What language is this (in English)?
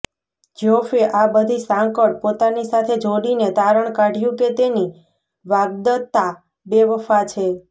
Gujarati